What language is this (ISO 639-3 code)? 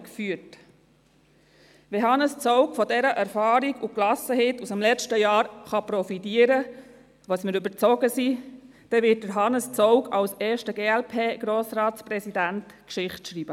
gsw